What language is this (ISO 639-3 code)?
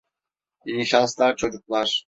tur